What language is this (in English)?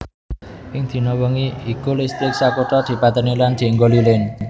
Javanese